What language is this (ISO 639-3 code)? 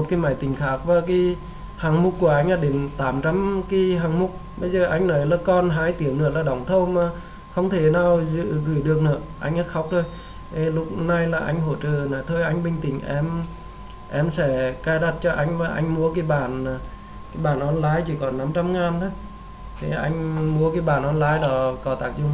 vie